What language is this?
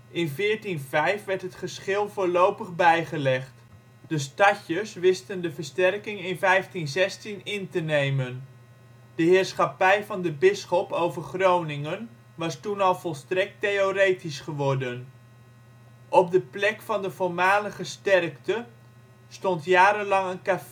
Dutch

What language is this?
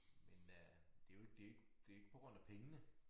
Danish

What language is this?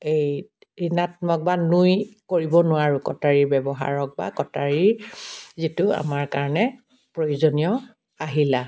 Assamese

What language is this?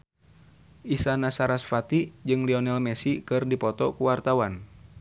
Sundanese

